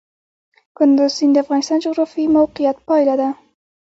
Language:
Pashto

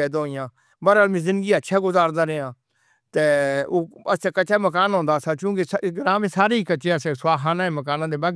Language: Northern Hindko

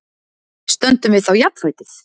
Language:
Icelandic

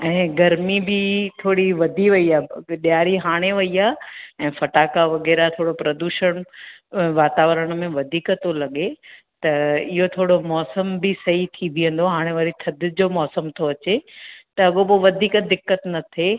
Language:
Sindhi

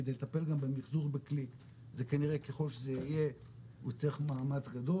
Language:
Hebrew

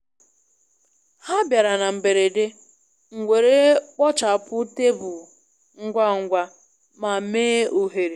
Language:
Igbo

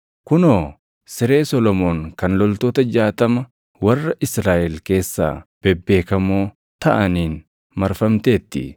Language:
Oromo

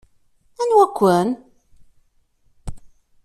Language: Kabyle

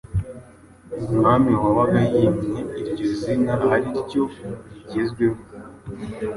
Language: Kinyarwanda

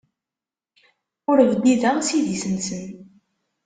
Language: Kabyle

